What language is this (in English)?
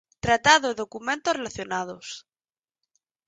Galician